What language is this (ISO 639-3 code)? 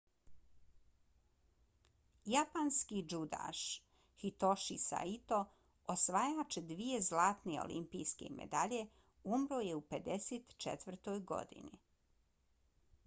bos